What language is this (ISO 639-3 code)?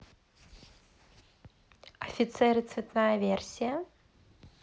rus